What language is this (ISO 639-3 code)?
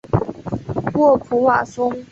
zho